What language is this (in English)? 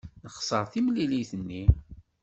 Kabyle